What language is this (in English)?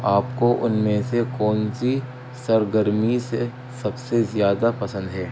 Urdu